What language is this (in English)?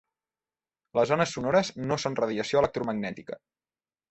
Catalan